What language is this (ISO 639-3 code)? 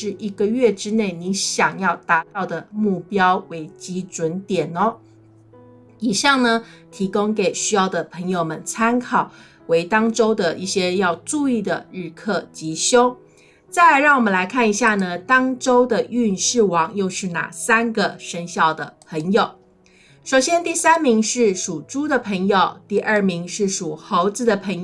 zho